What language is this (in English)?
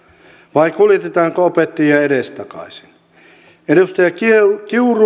Finnish